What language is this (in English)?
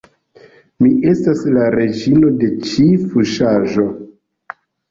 Esperanto